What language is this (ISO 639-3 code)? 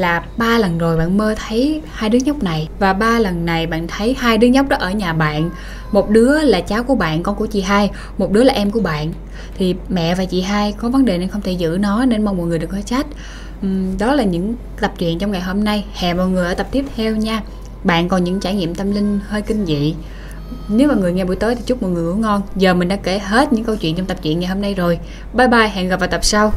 vie